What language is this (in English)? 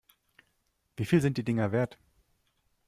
German